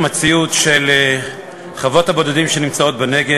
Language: Hebrew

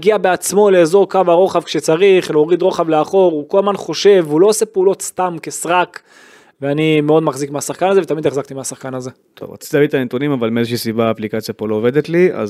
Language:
Hebrew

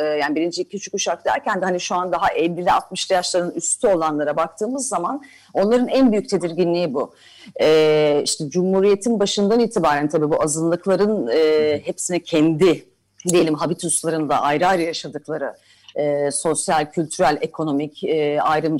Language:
Turkish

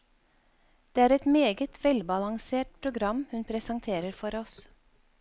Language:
Norwegian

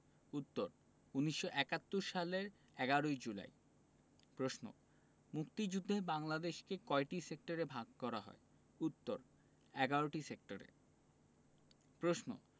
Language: Bangla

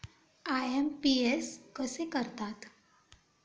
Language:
Marathi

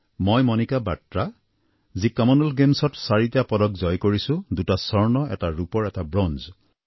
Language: Assamese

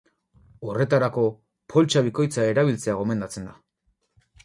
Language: Basque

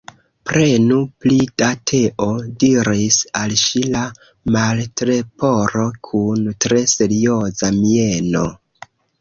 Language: Esperanto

